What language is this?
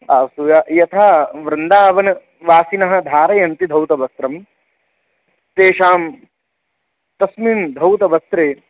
Sanskrit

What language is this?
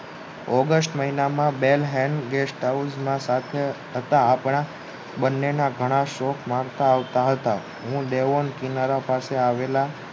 Gujarati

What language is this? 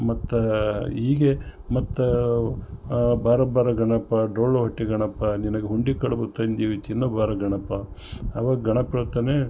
Kannada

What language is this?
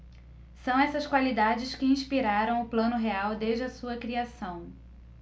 Portuguese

